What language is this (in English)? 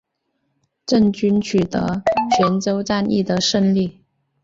Chinese